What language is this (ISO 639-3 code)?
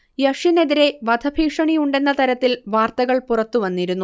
mal